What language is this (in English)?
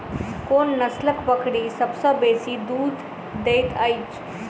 Maithili